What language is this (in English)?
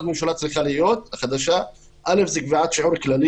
Hebrew